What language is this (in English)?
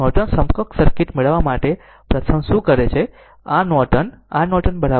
Gujarati